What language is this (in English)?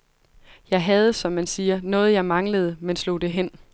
Danish